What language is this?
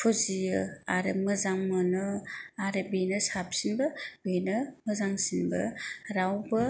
Bodo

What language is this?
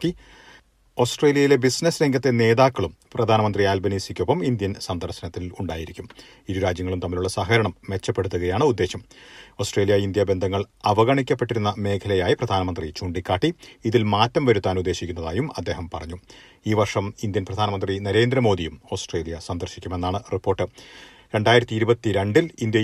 Malayalam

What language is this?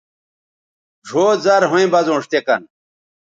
Bateri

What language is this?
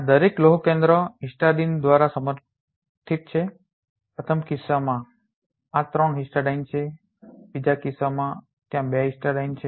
Gujarati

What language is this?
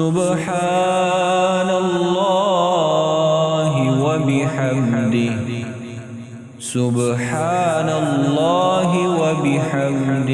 Arabic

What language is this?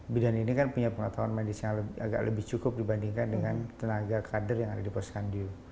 Indonesian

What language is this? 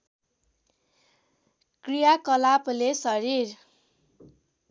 Nepali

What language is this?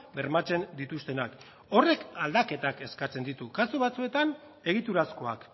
Basque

